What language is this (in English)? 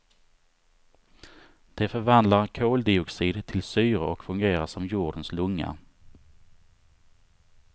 Swedish